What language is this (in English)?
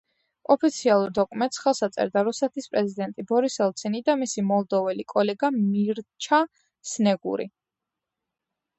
Georgian